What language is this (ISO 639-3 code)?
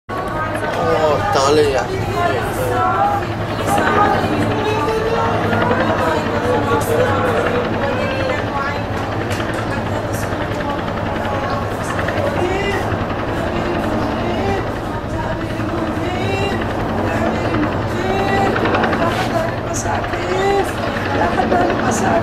nld